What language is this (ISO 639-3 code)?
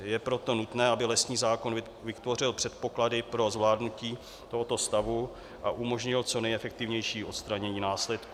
ces